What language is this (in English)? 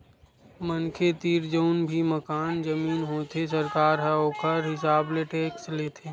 Chhattisgarhi